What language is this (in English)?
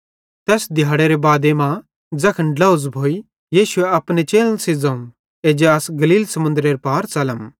Bhadrawahi